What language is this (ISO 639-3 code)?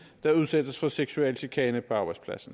dan